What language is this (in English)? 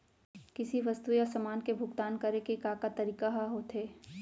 Chhattisgarhi